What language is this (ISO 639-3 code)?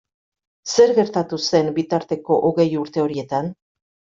eus